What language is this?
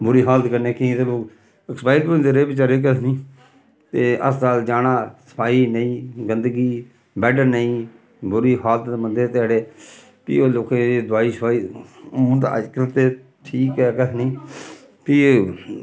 Dogri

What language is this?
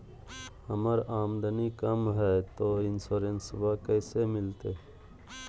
Magahi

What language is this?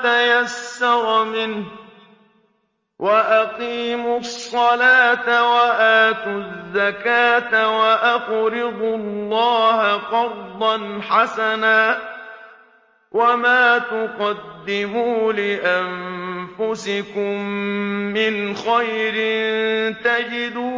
Arabic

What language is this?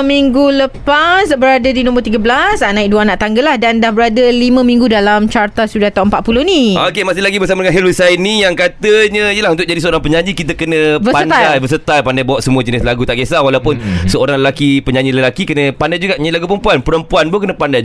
Malay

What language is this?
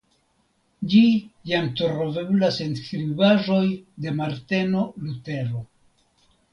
Esperanto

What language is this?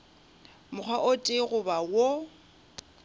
Northern Sotho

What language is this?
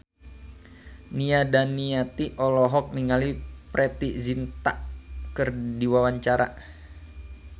Sundanese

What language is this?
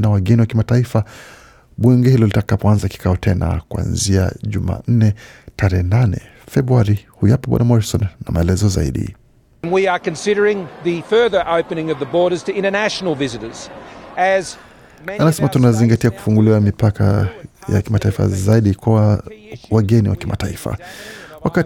Swahili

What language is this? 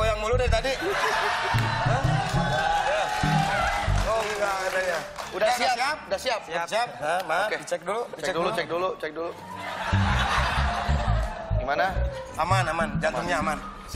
Indonesian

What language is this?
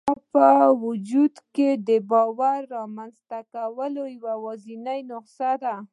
Pashto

